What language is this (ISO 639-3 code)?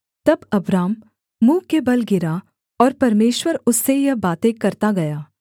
hin